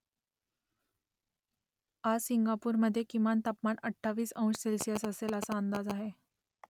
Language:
Marathi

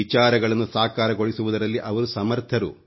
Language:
Kannada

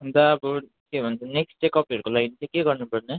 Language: Nepali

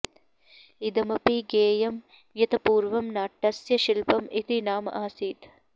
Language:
Sanskrit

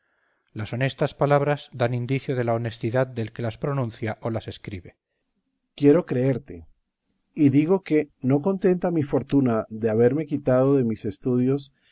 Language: Spanish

